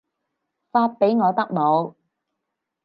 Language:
Cantonese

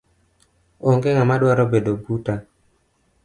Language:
Luo (Kenya and Tanzania)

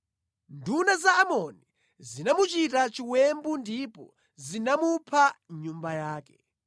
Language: Nyanja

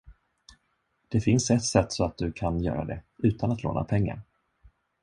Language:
Swedish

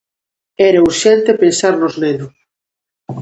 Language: Galician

